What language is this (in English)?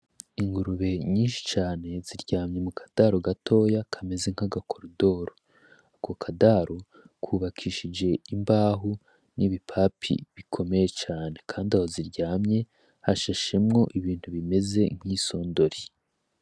Rundi